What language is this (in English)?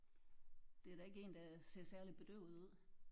Danish